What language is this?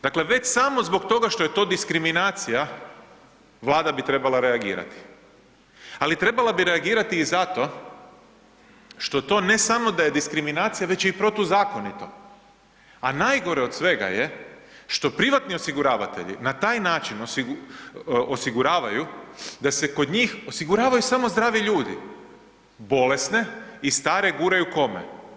Croatian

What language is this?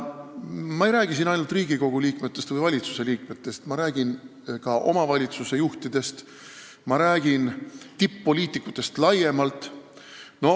Estonian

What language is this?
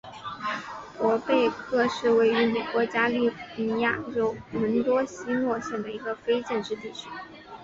Chinese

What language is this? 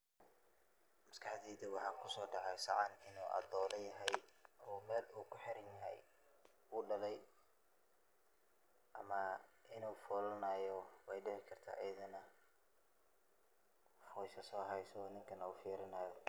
Somali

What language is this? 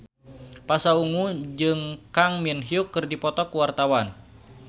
Sundanese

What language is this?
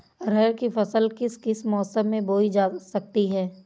Hindi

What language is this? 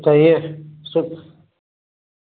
Sindhi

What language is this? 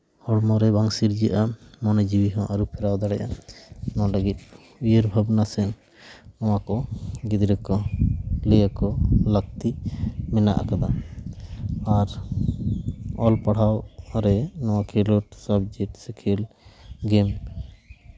Santali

